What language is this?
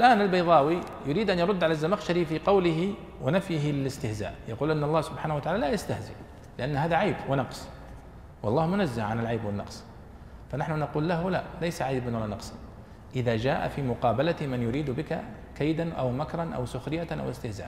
Arabic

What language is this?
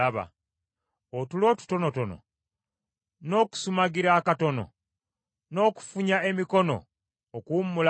Ganda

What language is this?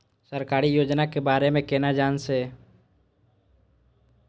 Maithili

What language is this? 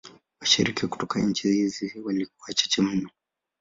Swahili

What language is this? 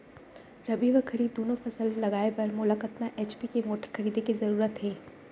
Chhattisgarhi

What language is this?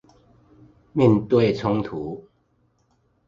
Chinese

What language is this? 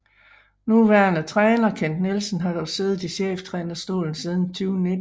Danish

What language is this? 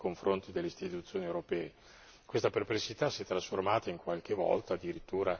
Italian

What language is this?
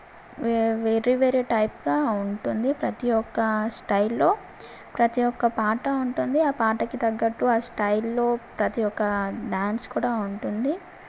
Telugu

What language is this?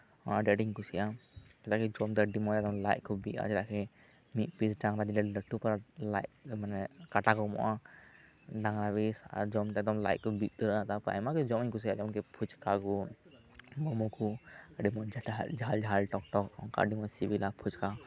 Santali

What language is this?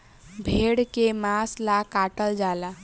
Bhojpuri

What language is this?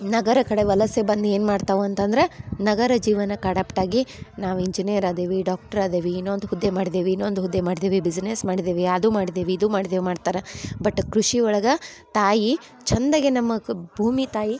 Kannada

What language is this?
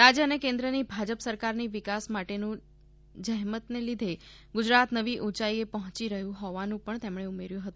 Gujarati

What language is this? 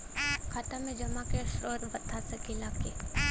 Bhojpuri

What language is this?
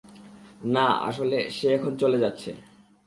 Bangla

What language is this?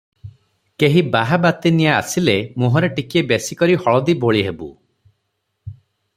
Odia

